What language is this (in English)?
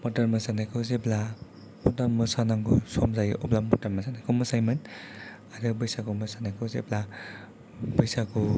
Bodo